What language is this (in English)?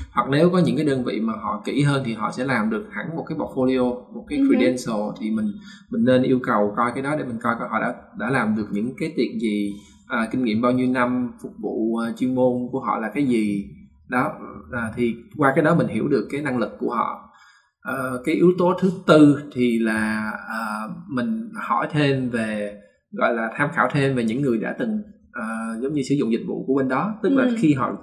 Vietnamese